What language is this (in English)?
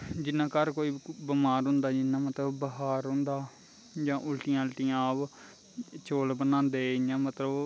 Dogri